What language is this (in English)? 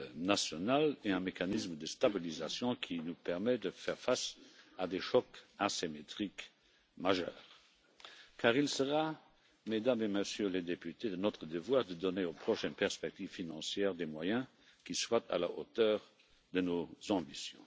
French